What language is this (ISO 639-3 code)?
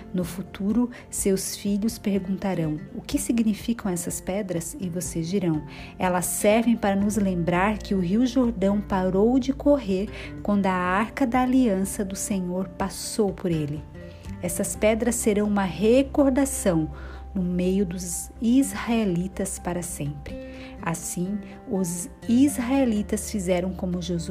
por